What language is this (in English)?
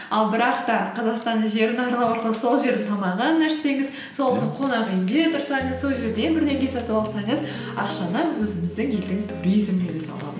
Kazakh